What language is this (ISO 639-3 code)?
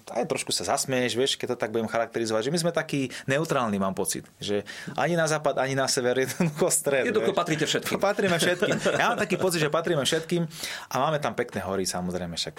slk